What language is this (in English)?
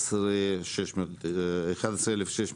Hebrew